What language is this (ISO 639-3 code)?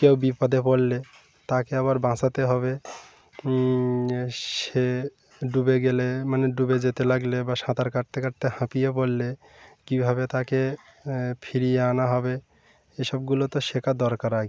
ben